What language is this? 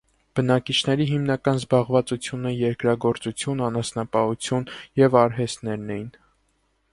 Armenian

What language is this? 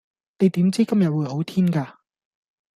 Cantonese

